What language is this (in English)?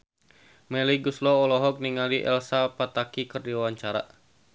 Sundanese